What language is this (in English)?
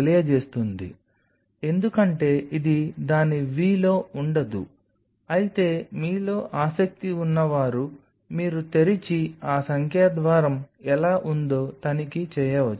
Telugu